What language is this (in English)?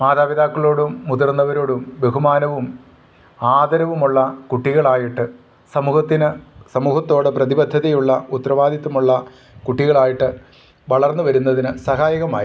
Malayalam